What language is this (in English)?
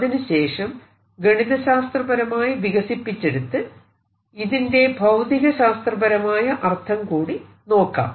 Malayalam